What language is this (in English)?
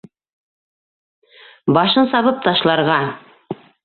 Bashkir